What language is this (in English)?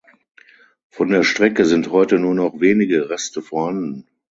German